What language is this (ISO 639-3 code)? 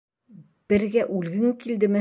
bak